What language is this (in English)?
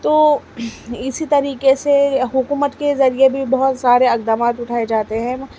Urdu